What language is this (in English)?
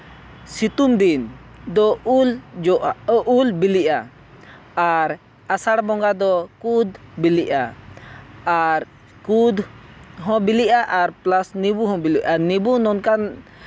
Santali